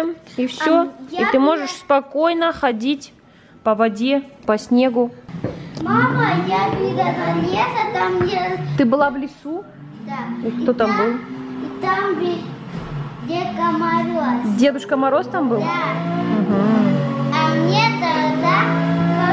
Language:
Russian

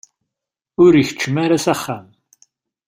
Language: Kabyle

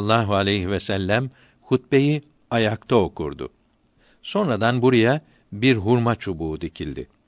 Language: Turkish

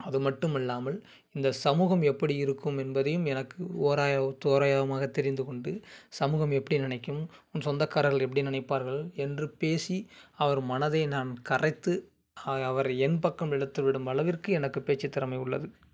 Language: Tamil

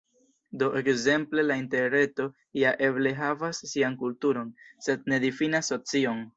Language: Esperanto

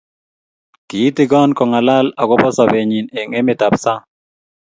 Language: Kalenjin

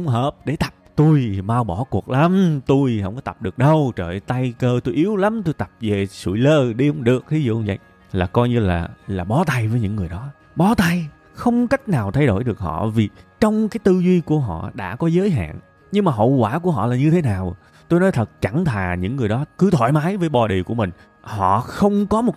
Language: Vietnamese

